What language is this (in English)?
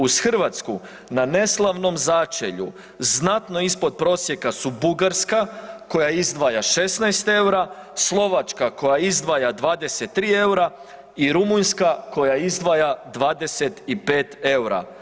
Croatian